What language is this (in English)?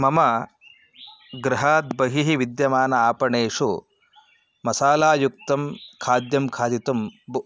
Sanskrit